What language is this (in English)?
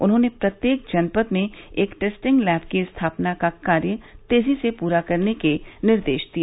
Hindi